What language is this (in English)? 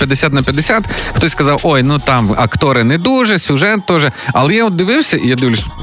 Ukrainian